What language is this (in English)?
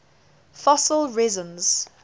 English